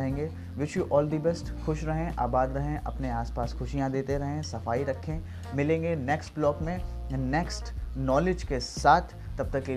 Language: Hindi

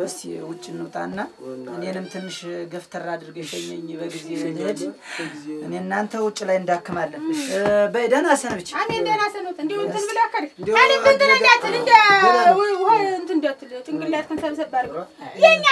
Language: Arabic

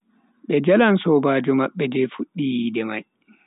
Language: Bagirmi Fulfulde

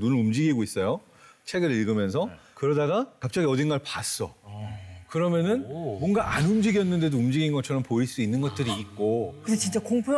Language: Korean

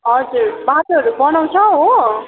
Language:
Nepali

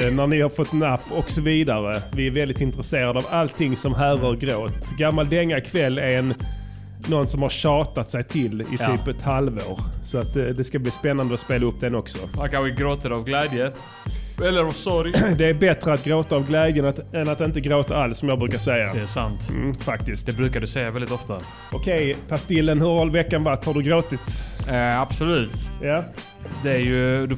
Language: Swedish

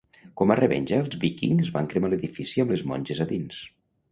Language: Catalan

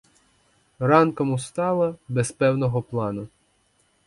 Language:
Ukrainian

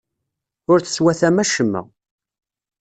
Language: Kabyle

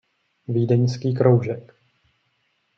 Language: Czech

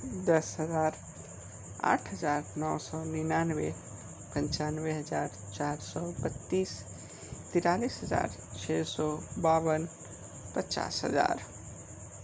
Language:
Hindi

